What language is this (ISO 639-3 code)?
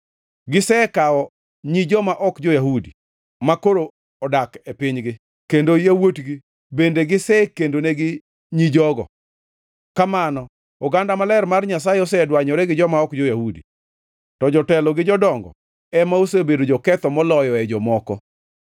luo